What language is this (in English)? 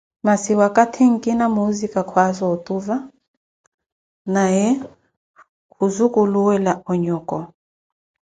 Koti